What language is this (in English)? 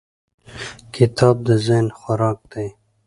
Pashto